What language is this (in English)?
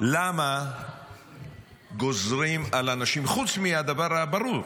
Hebrew